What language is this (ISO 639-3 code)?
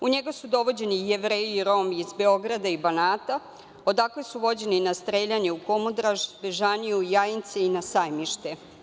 srp